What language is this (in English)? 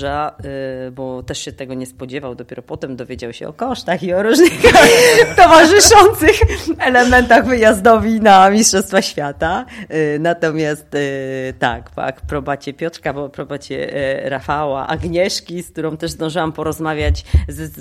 Polish